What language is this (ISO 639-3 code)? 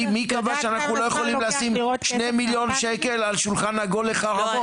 heb